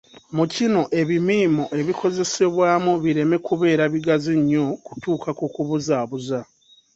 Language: Ganda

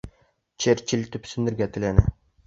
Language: Bashkir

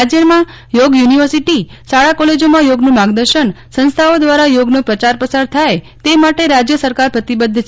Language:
Gujarati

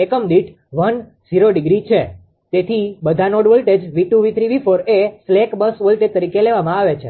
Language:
Gujarati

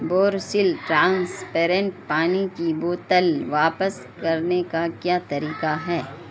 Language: Urdu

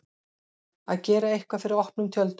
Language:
Icelandic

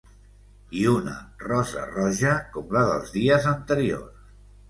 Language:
Catalan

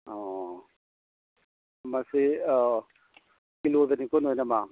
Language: Manipuri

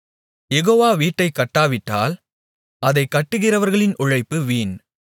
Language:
Tamil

